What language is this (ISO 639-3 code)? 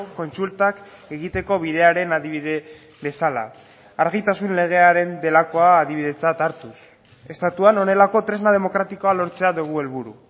eus